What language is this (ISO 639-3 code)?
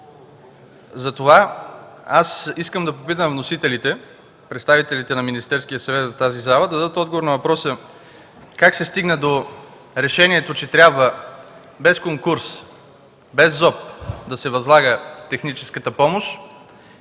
bul